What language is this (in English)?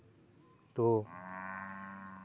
Santali